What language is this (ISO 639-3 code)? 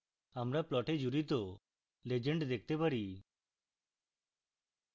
ben